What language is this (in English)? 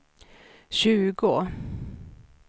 Swedish